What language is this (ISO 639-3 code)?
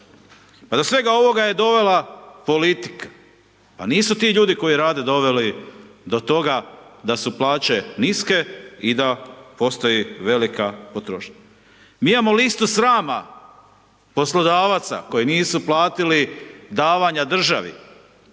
hrv